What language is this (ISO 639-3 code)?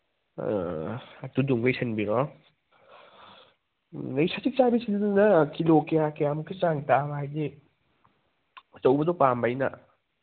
mni